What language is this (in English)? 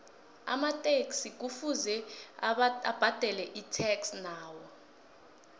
South Ndebele